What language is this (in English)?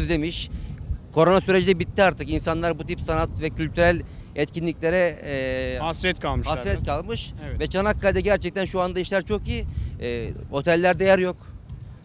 Turkish